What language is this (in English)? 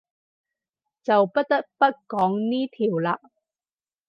Cantonese